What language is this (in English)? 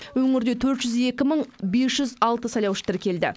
Kazakh